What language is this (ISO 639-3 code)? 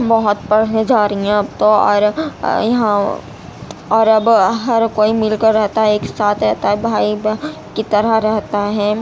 urd